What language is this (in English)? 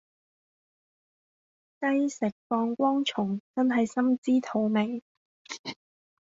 Cantonese